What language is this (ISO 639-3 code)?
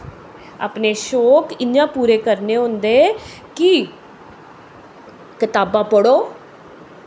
doi